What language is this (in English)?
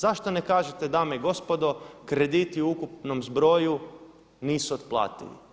Croatian